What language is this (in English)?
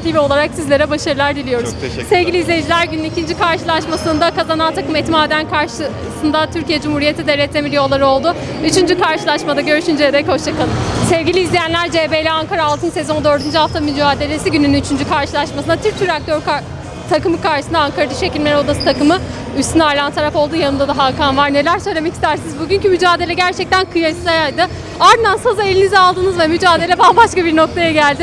Turkish